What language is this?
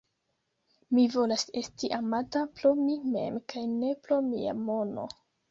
Esperanto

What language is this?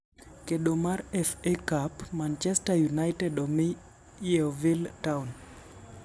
Luo (Kenya and Tanzania)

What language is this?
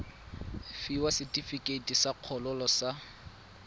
Tswana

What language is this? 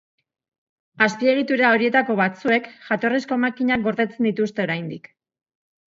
Basque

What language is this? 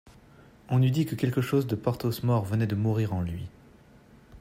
French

